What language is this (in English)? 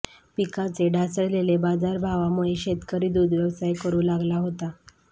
Marathi